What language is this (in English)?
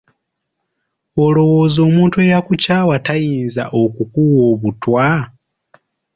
Ganda